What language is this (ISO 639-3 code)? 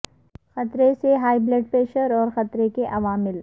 urd